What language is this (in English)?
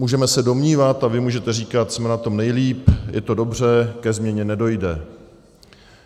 Czech